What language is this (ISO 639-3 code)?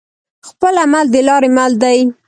pus